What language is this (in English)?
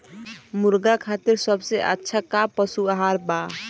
Bhojpuri